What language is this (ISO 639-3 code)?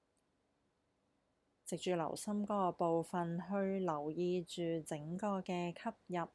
zho